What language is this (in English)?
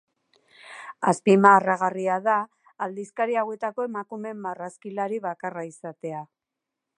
Basque